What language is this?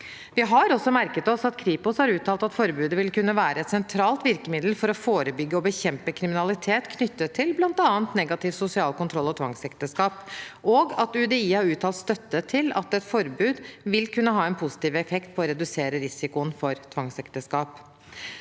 Norwegian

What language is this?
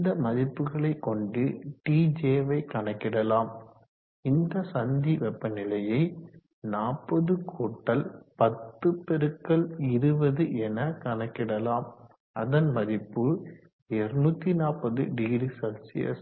Tamil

